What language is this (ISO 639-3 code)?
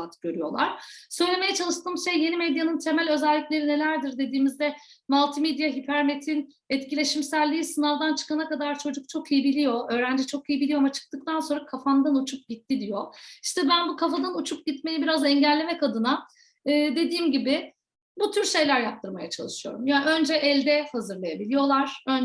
tur